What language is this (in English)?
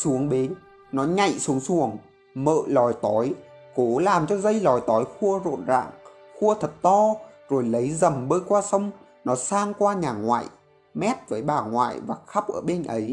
Vietnamese